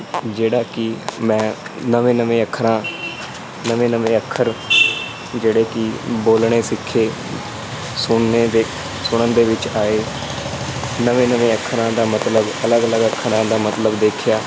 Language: Punjabi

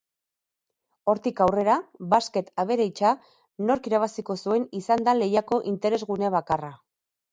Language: Basque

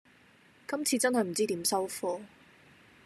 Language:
Cantonese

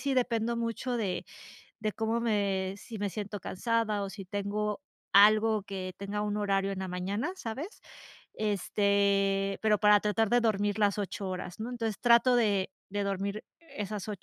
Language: Spanish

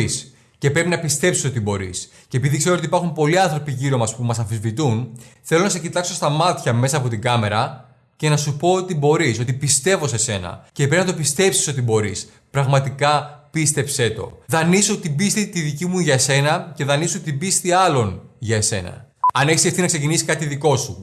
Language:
Greek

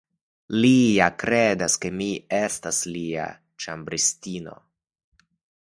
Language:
Esperanto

